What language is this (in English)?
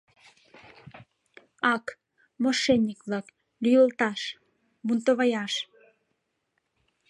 Mari